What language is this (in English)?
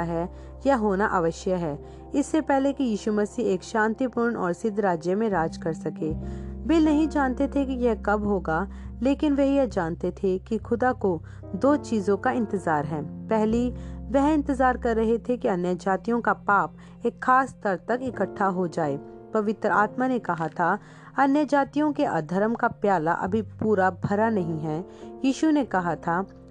Hindi